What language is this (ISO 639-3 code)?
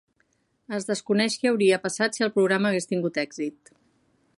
cat